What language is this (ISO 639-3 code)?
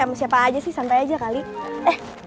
ind